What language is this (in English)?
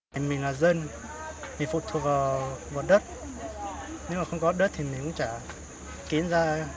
Vietnamese